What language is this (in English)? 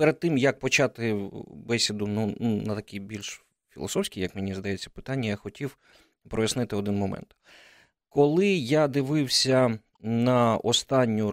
Ukrainian